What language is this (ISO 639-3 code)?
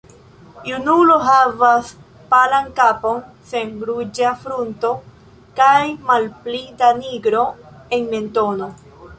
epo